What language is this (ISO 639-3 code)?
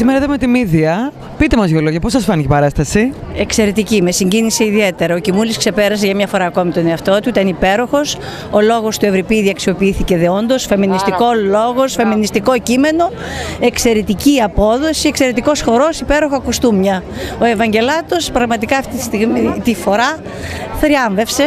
ell